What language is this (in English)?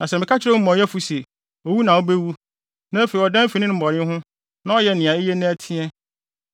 Akan